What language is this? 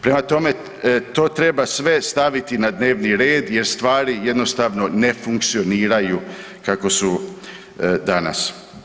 Croatian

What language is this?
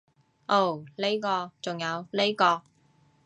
Cantonese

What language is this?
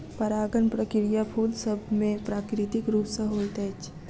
Maithili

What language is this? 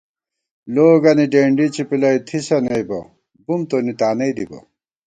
Gawar-Bati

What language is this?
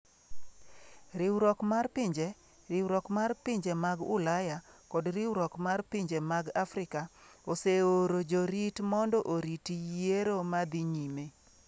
Luo (Kenya and Tanzania)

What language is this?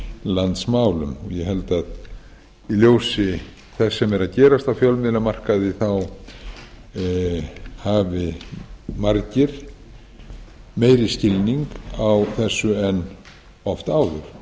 Icelandic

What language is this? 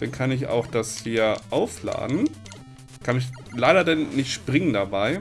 German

